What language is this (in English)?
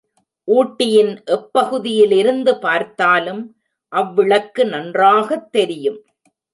Tamil